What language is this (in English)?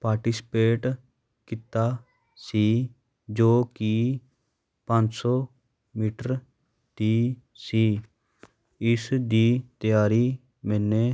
Punjabi